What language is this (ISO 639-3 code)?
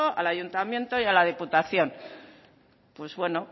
spa